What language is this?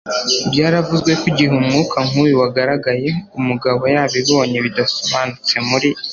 Kinyarwanda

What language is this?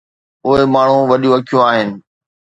Sindhi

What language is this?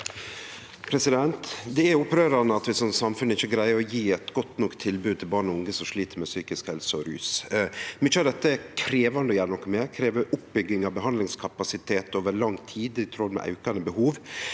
Norwegian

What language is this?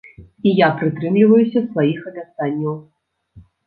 Belarusian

